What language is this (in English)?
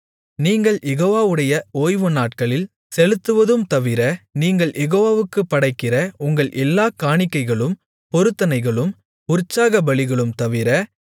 Tamil